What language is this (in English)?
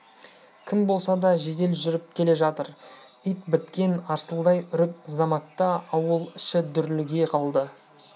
Kazakh